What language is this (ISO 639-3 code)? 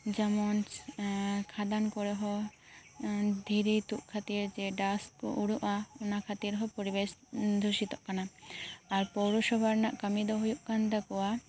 sat